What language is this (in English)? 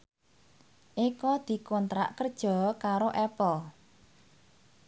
Javanese